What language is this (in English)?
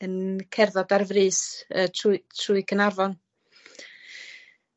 Welsh